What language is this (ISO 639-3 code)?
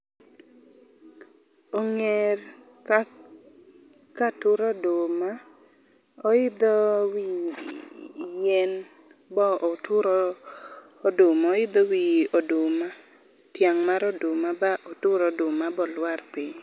luo